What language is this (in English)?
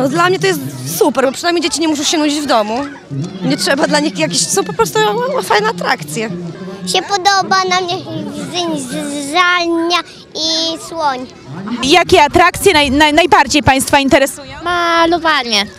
Polish